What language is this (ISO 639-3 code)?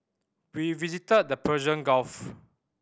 eng